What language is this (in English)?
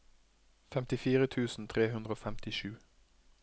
Norwegian